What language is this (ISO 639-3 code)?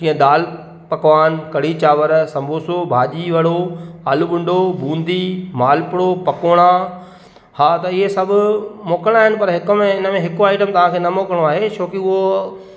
snd